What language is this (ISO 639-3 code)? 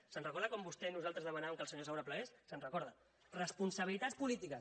cat